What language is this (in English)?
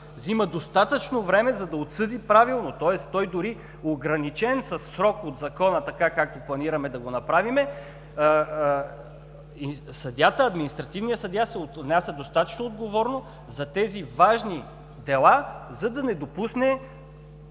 Bulgarian